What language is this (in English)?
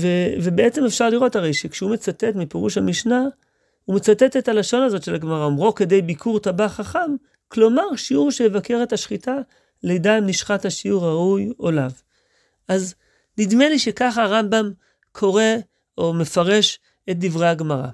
Hebrew